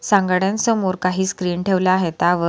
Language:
Marathi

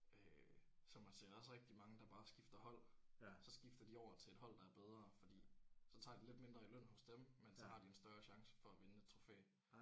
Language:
Danish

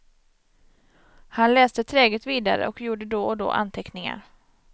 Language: Swedish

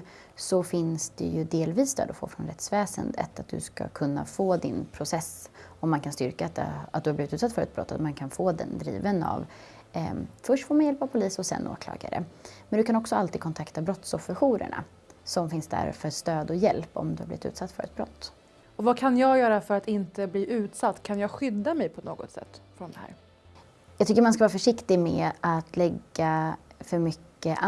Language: Swedish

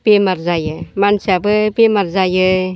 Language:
Bodo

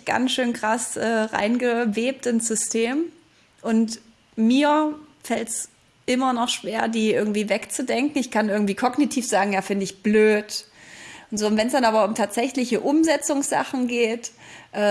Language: German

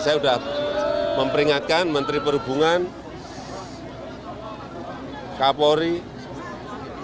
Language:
Indonesian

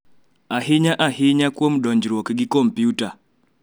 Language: Luo (Kenya and Tanzania)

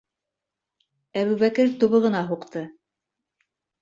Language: Bashkir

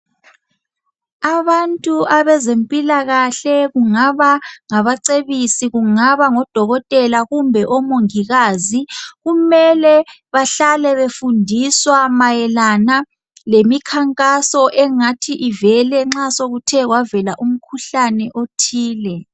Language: North Ndebele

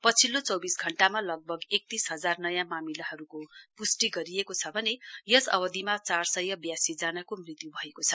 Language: Nepali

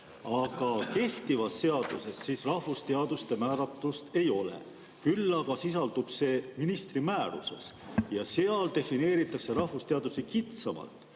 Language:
Estonian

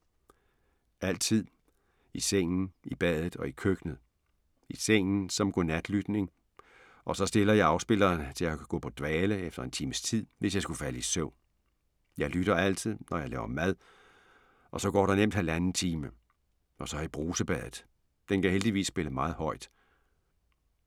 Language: Danish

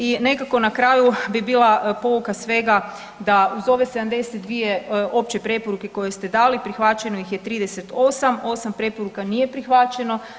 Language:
Croatian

